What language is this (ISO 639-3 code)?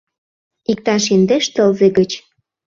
chm